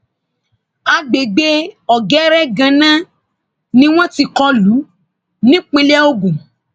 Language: Yoruba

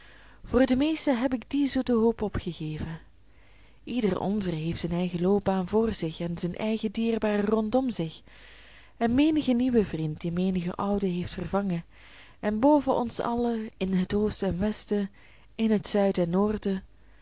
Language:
Dutch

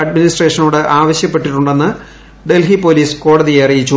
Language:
Malayalam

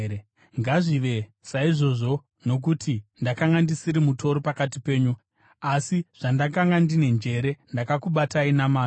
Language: Shona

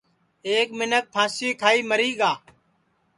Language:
Sansi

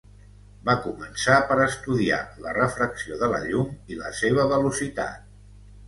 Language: Catalan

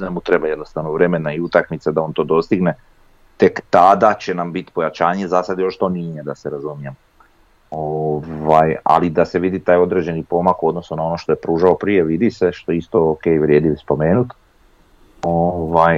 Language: Croatian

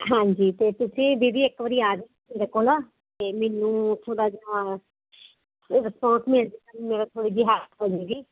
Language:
Punjabi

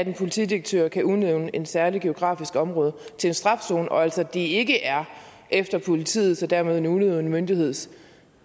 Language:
Danish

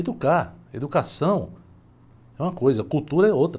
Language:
Portuguese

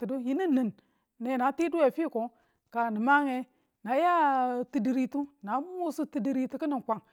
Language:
Tula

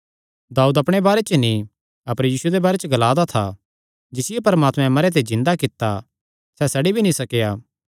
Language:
Kangri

